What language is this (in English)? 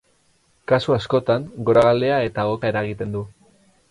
Basque